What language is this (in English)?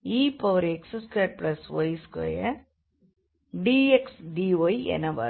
Tamil